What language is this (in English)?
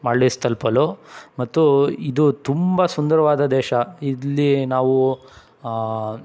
Kannada